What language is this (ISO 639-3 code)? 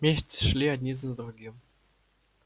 rus